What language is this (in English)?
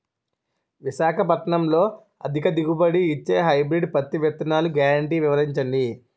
Telugu